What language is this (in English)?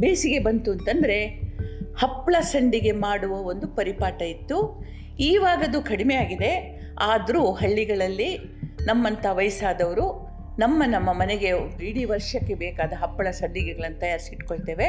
Kannada